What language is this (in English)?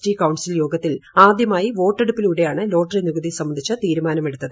Malayalam